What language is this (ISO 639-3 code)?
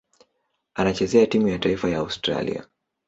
swa